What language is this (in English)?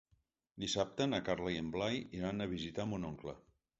Catalan